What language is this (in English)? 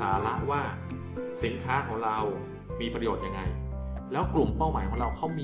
Thai